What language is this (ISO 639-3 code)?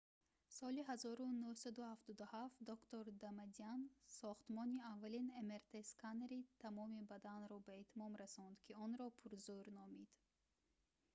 tgk